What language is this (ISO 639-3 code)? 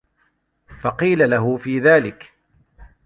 ara